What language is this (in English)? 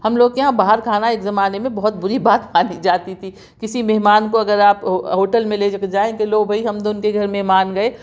Urdu